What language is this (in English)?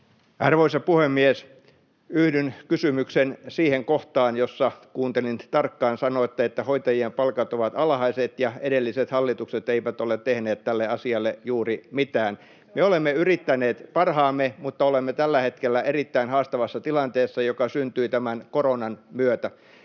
Finnish